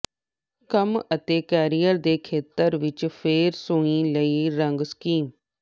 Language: Punjabi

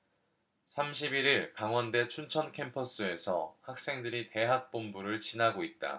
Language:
Korean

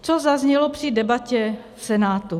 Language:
Czech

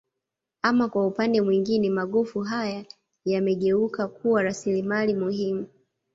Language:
Swahili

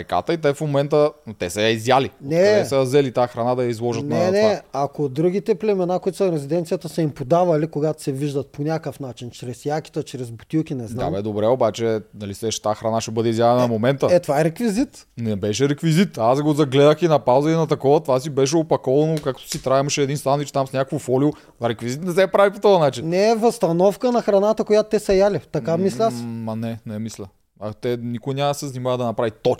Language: Bulgarian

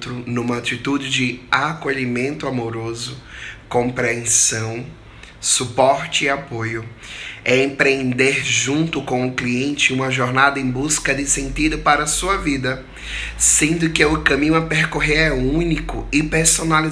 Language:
Portuguese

